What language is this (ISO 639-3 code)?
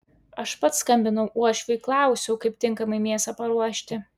lit